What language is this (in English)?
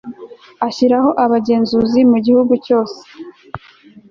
Kinyarwanda